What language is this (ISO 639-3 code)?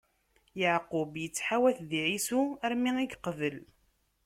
kab